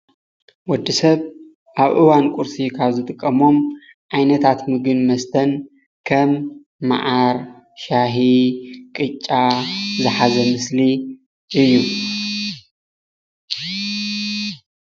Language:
Tigrinya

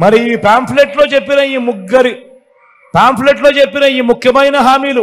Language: Telugu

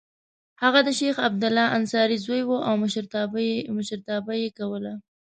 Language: Pashto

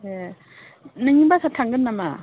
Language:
Bodo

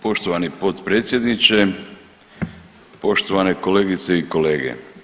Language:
Croatian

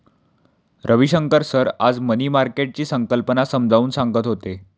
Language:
Marathi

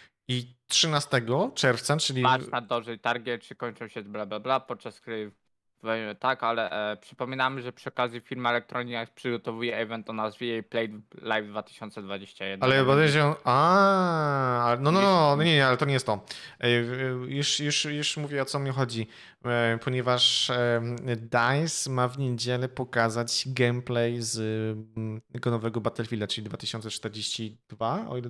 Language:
Polish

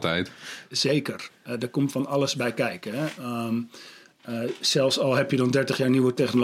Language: Dutch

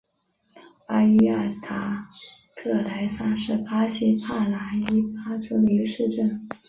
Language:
Chinese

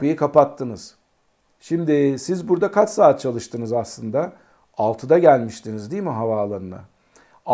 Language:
Turkish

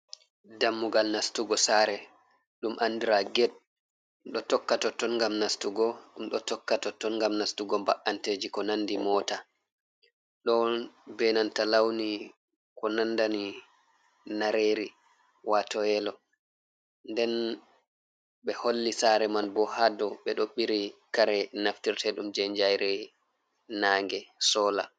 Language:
Fula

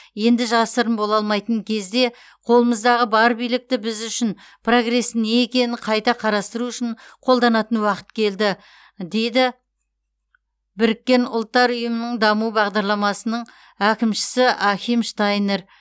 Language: Kazakh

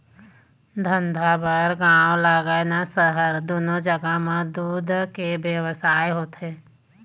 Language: Chhattisgarhi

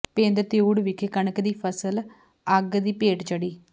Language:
Punjabi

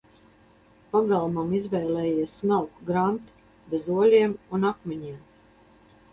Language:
Latvian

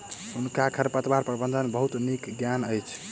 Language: Maithili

